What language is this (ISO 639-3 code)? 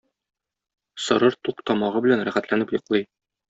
tat